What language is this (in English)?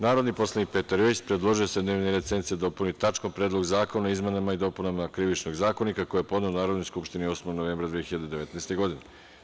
Serbian